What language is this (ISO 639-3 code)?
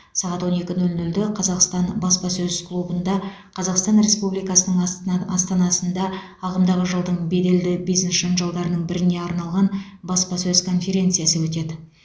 kaz